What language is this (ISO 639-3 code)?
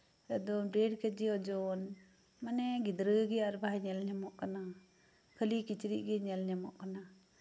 sat